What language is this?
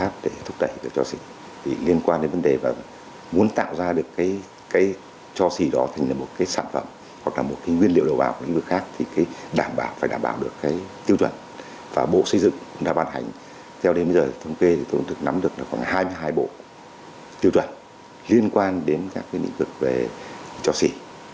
Vietnamese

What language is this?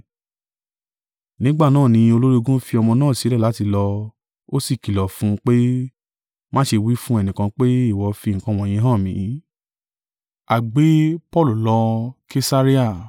Yoruba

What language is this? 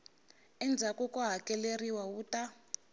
Tsonga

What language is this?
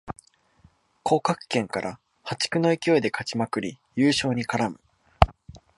Japanese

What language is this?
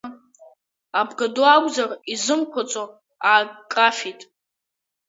Abkhazian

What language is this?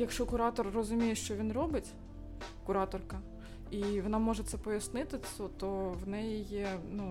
Ukrainian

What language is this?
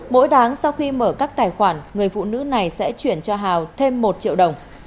Vietnamese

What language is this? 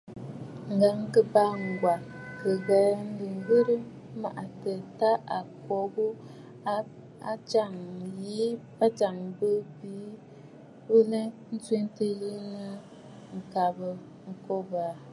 Bafut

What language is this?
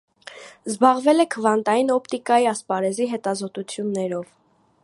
Armenian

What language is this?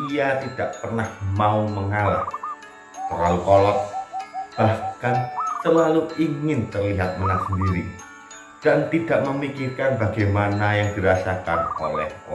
Indonesian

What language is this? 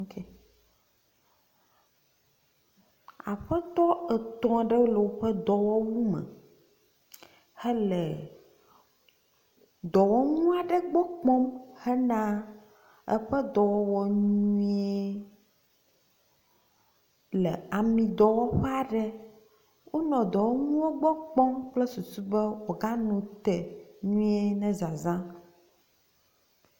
Ewe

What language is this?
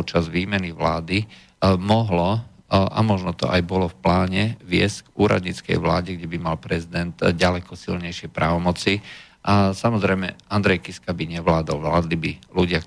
Slovak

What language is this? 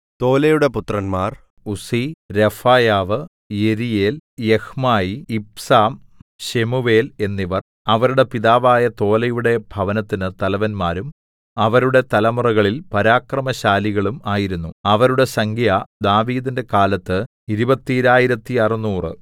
Malayalam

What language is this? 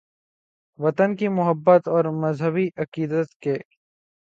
Urdu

